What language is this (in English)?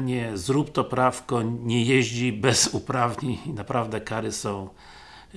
Polish